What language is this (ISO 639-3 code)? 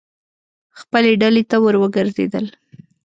pus